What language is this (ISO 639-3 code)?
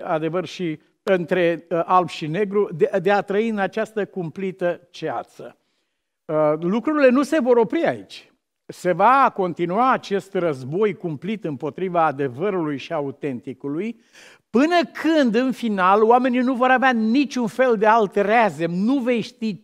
ron